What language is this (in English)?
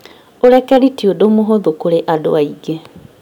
Kikuyu